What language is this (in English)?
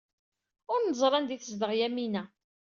Kabyle